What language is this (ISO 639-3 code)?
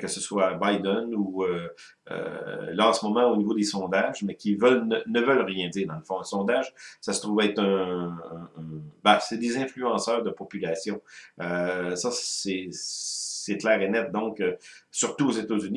fra